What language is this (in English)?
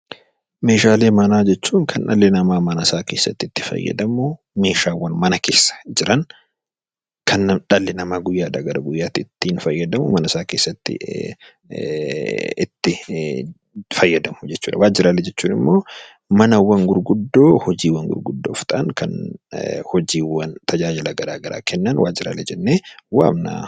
Oromo